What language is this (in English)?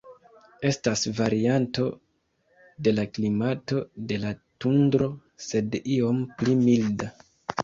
Esperanto